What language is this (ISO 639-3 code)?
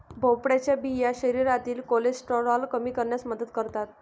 mar